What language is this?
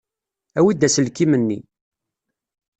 Kabyle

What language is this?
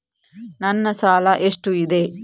Kannada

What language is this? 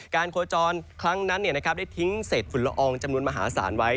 Thai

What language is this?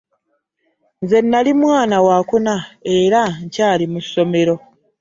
Ganda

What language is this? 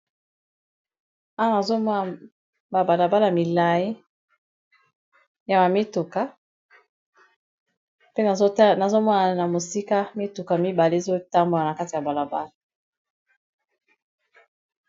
Lingala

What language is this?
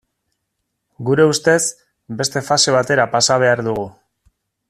Basque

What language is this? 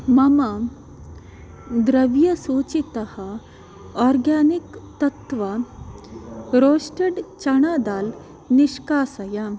Sanskrit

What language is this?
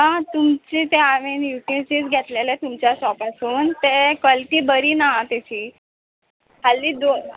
Konkani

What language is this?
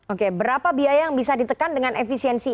Indonesian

